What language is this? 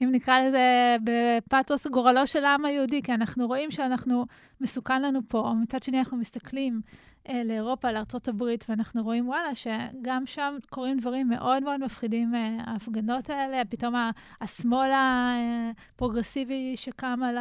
Hebrew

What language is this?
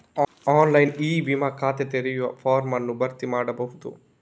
Kannada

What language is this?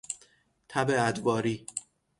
Persian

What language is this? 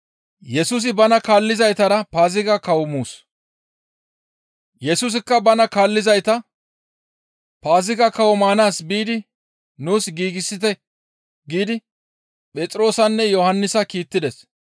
Gamo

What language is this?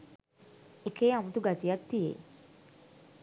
Sinhala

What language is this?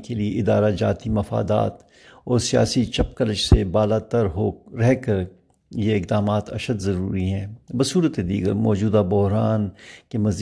Urdu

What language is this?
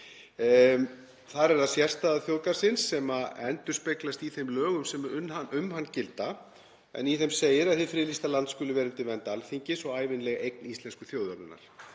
Icelandic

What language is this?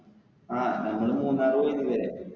Malayalam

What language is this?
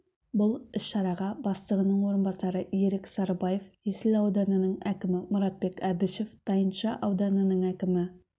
Kazakh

